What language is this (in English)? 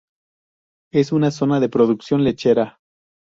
Spanish